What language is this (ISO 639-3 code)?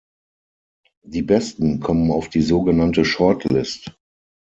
deu